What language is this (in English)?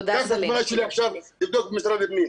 Hebrew